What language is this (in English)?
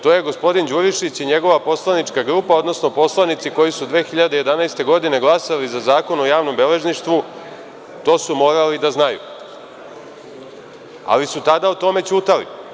Serbian